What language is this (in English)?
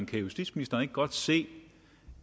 Danish